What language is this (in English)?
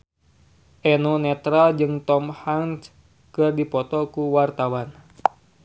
Sundanese